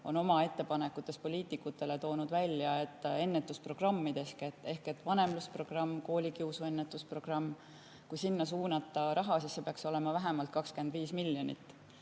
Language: Estonian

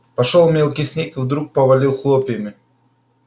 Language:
Russian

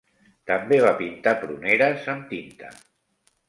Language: Catalan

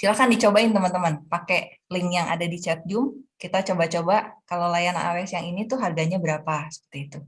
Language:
Indonesian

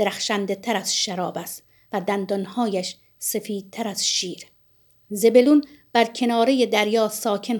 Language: Persian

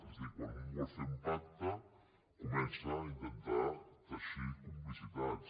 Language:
Catalan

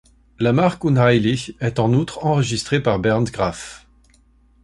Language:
French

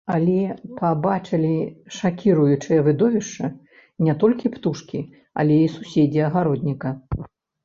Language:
Belarusian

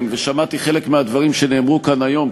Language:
Hebrew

